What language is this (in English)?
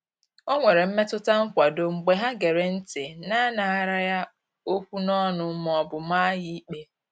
Igbo